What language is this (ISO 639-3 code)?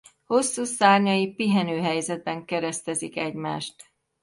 hun